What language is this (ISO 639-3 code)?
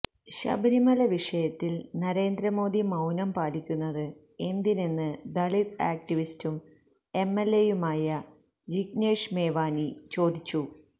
mal